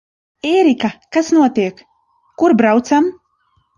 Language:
Latvian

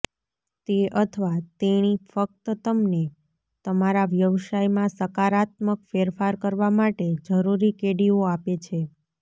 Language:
Gujarati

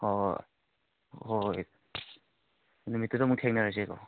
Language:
Manipuri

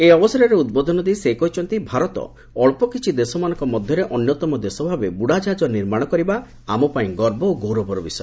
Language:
Odia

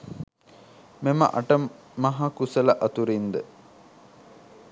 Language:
Sinhala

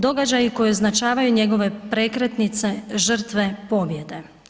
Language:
Croatian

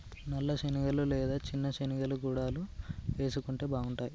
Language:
Telugu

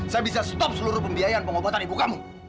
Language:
Indonesian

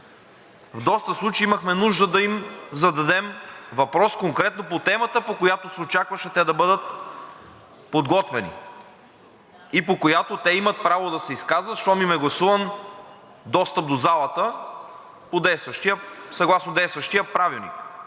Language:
Bulgarian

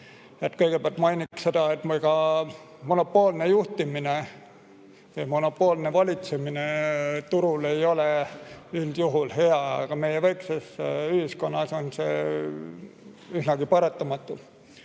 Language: Estonian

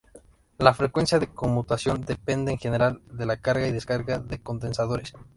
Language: Spanish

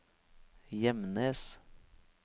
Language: Norwegian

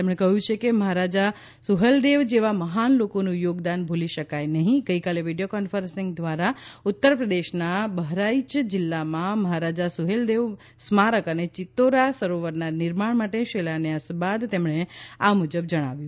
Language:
Gujarati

